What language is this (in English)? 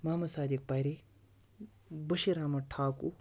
Kashmiri